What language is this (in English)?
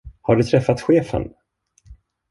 Swedish